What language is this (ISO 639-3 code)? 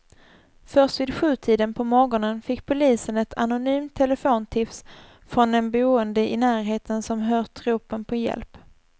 swe